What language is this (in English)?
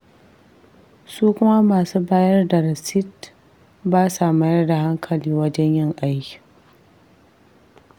Hausa